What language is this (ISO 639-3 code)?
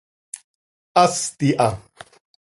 sei